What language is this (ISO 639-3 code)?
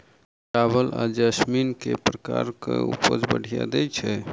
mai